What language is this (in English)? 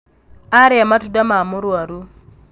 Kikuyu